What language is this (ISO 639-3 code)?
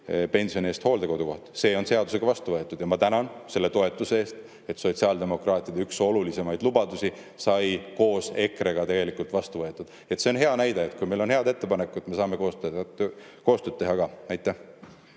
est